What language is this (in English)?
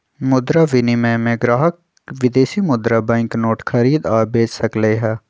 Magahi